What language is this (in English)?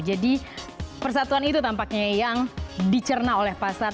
Indonesian